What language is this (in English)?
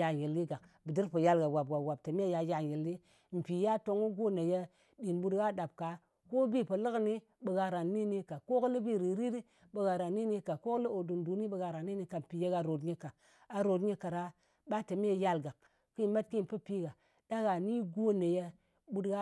Ngas